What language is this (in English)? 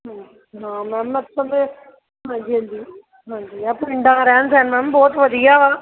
Punjabi